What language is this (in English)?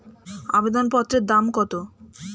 Bangla